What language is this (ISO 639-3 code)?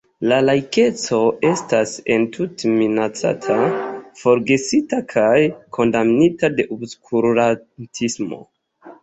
epo